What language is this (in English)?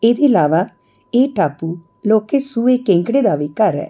Dogri